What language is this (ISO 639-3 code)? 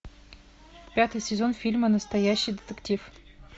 rus